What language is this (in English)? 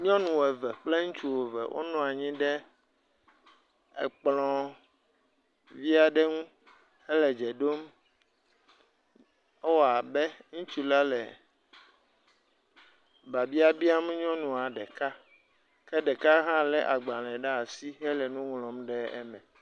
Ewe